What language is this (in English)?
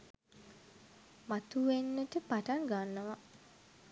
Sinhala